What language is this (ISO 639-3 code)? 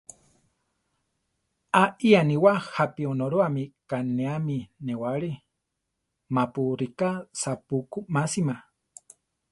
tar